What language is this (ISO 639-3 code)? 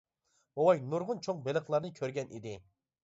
uig